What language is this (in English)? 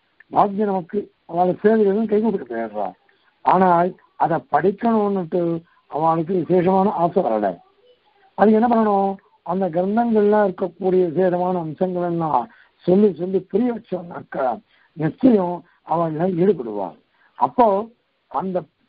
Korean